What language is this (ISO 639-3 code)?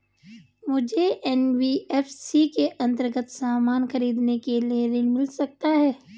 hin